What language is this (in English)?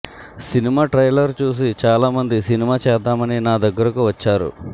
Telugu